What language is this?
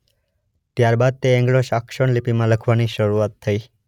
Gujarati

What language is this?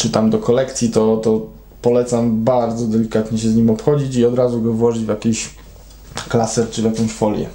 Polish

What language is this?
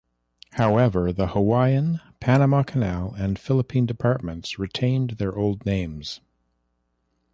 English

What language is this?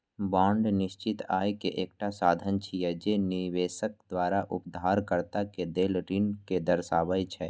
Maithili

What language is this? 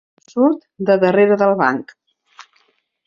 Catalan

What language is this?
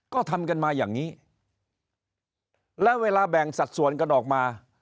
Thai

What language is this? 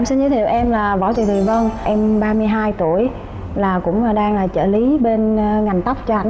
Vietnamese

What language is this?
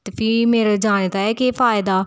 Dogri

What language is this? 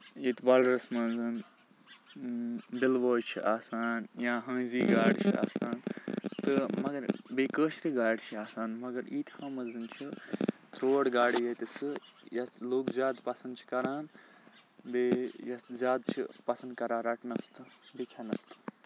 Kashmiri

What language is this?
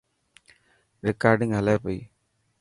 Dhatki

